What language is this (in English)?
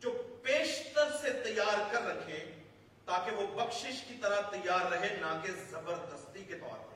Urdu